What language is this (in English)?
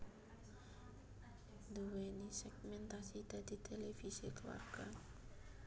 Javanese